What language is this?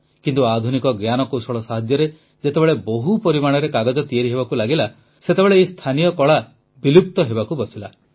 Odia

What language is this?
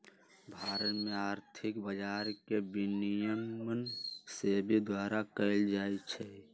Magahi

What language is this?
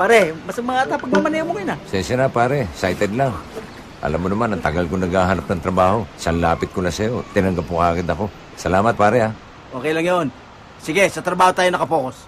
Filipino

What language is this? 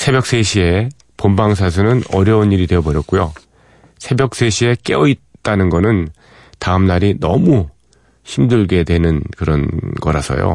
Korean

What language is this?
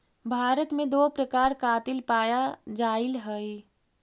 Magahi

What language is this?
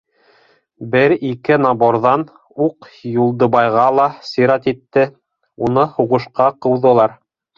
Bashkir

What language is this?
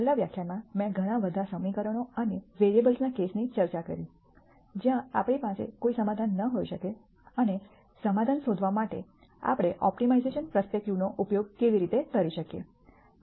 Gujarati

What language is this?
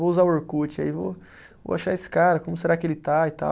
Portuguese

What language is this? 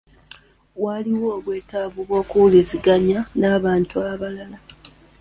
Ganda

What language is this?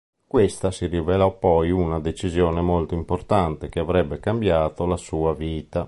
Italian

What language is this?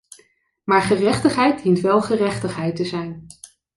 Dutch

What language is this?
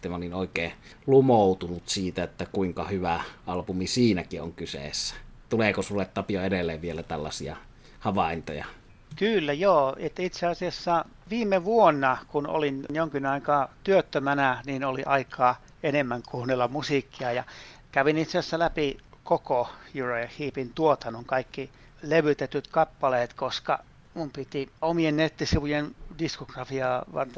Finnish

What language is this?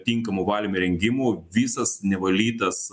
Lithuanian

